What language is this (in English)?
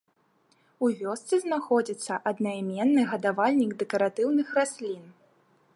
Belarusian